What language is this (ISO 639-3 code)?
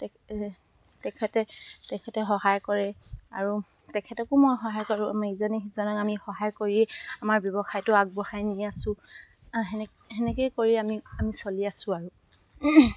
asm